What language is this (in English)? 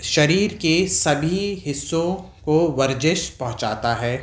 Urdu